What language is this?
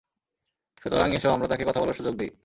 Bangla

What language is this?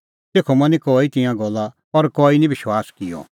Kullu Pahari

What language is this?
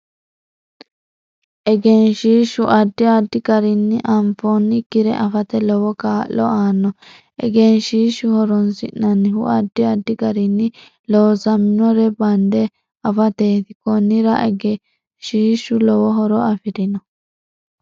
Sidamo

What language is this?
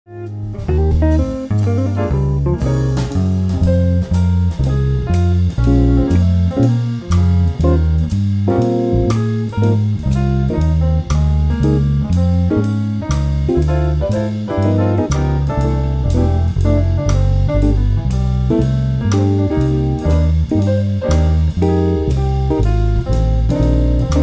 English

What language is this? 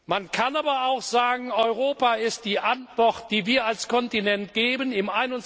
German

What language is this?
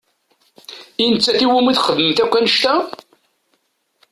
Kabyle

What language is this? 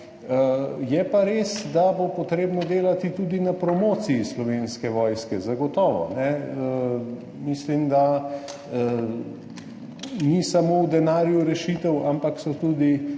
Slovenian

